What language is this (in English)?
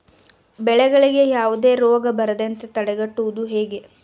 Kannada